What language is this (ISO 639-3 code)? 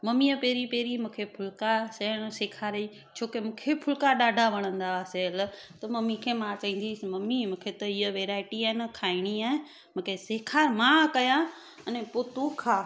snd